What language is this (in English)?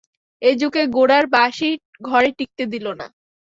Bangla